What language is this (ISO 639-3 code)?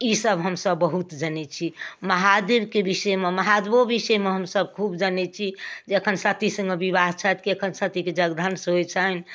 mai